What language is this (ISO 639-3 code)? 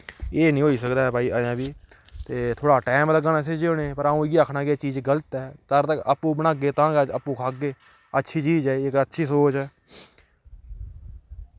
doi